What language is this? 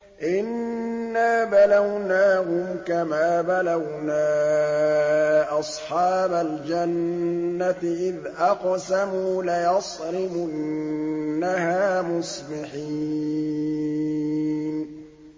Arabic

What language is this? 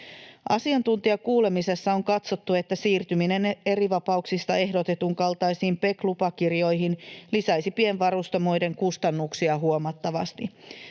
Finnish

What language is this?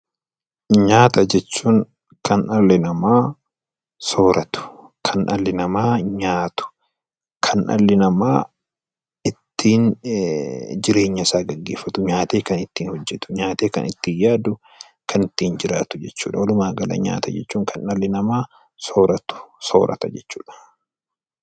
Oromo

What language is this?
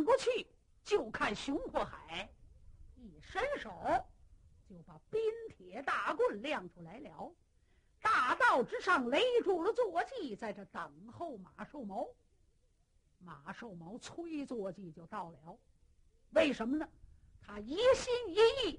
Chinese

